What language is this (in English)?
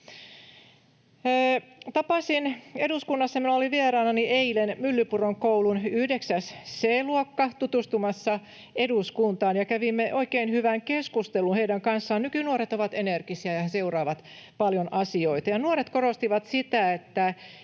Finnish